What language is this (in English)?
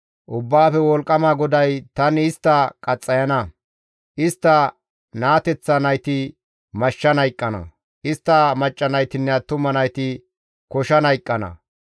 Gamo